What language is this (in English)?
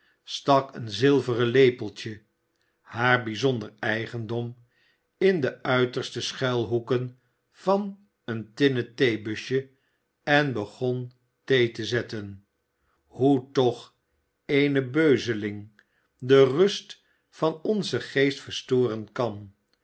Dutch